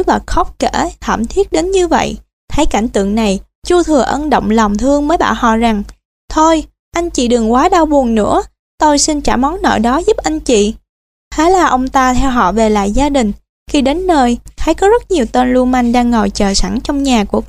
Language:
Vietnamese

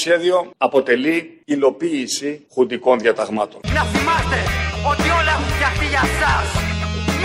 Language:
Greek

